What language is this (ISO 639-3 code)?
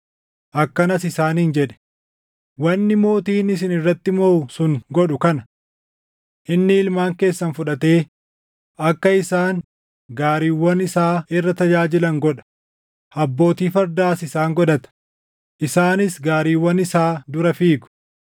orm